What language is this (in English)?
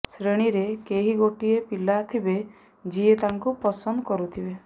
Odia